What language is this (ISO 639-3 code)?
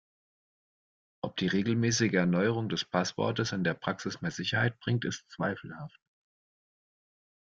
deu